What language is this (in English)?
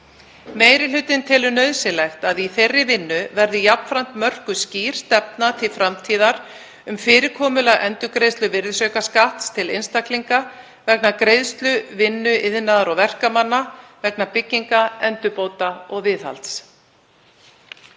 Icelandic